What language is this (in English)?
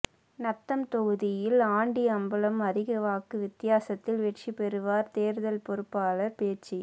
Tamil